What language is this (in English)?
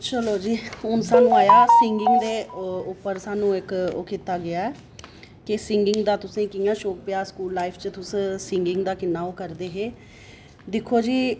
Dogri